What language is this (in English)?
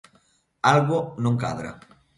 Galician